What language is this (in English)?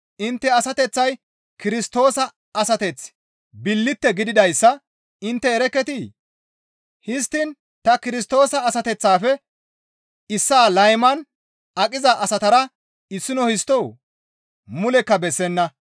Gamo